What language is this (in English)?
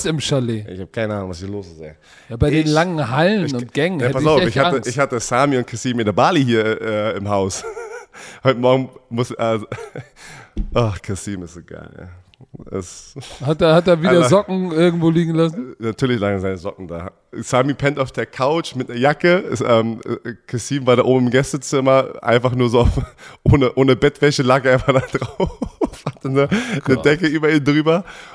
German